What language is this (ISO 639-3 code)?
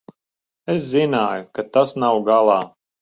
lav